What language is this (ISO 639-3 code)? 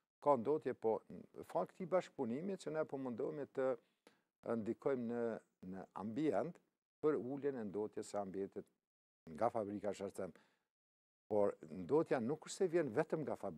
ron